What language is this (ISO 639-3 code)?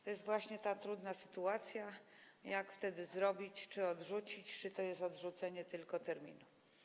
pol